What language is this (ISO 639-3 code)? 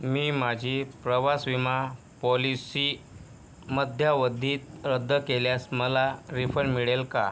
mar